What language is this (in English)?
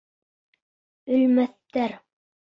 Bashkir